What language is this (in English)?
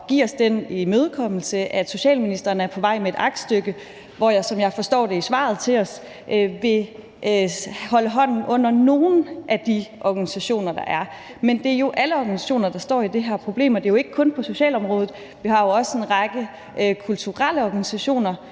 Danish